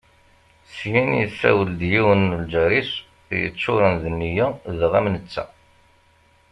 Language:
Kabyle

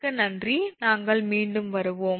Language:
Tamil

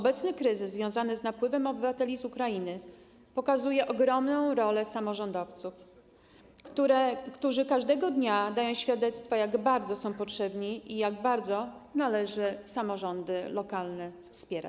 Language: Polish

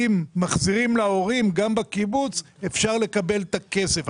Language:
Hebrew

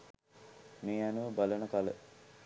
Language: Sinhala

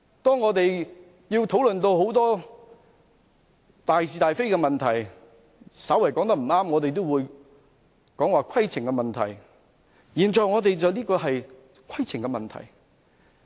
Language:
Cantonese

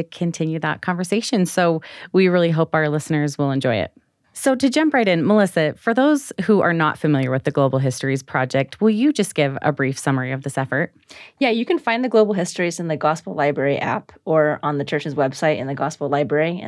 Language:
English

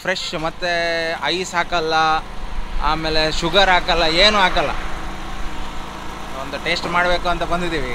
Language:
Arabic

